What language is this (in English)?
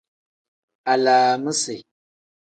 Tem